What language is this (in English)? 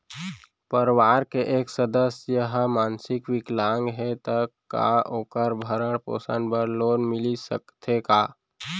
Chhattisgarhi